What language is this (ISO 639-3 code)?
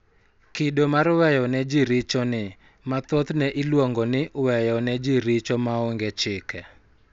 luo